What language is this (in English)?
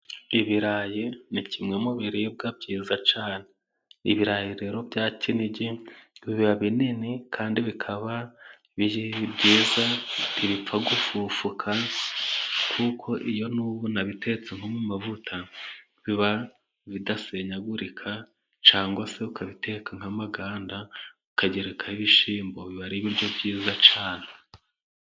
Kinyarwanda